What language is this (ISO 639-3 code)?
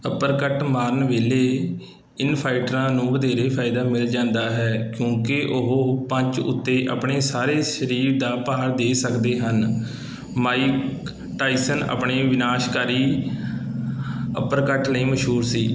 pan